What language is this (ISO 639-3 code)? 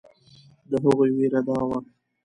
pus